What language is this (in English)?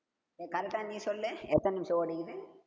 Tamil